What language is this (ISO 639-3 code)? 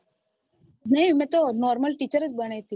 guj